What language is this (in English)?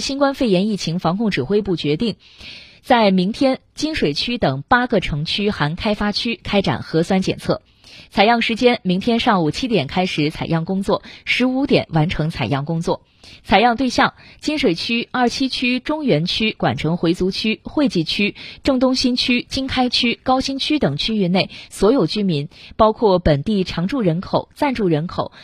Chinese